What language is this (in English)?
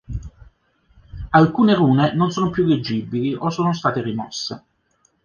Italian